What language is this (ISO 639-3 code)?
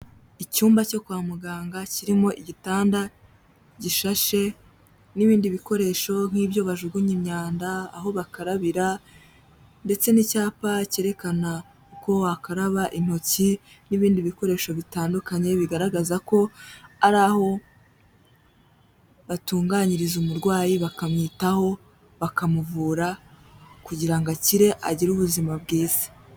kin